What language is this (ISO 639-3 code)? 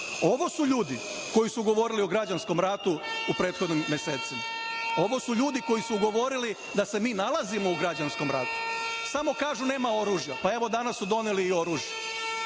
srp